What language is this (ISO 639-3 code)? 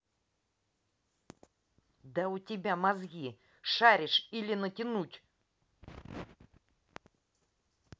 rus